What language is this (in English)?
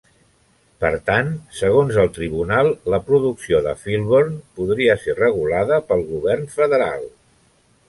Catalan